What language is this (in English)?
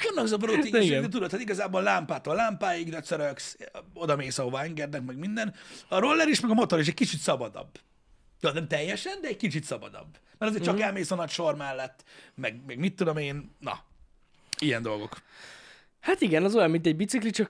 Hungarian